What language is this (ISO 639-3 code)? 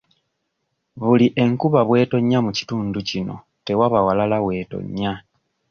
lug